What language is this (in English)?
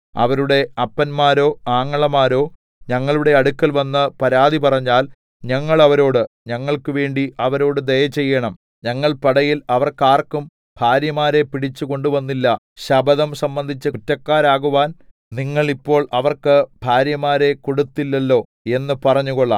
Malayalam